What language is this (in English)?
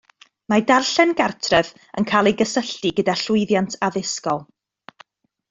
Welsh